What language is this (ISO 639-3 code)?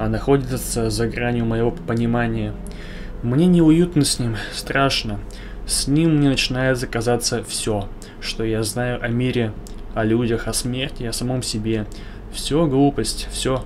rus